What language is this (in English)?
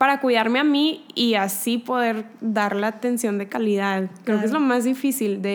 Spanish